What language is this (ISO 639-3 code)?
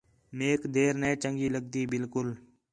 xhe